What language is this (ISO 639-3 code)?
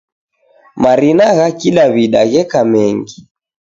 dav